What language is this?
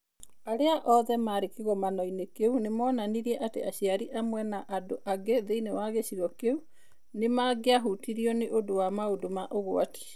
Kikuyu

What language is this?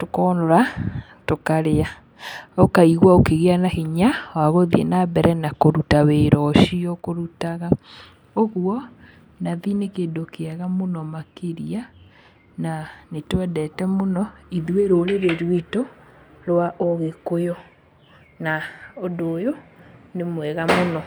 Kikuyu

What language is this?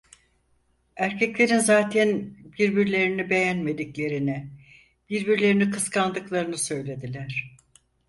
Turkish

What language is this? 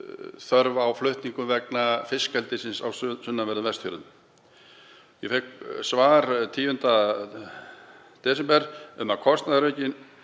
Icelandic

